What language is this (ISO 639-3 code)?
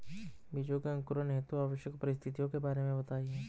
hin